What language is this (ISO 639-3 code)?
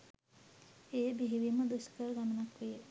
sin